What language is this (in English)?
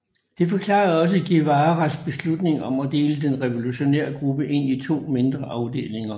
Danish